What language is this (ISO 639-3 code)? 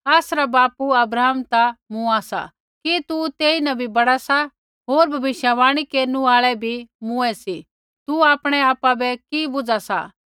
kfx